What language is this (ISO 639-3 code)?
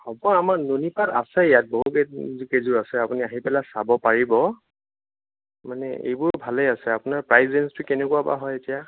asm